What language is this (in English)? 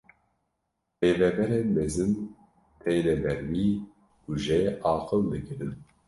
Kurdish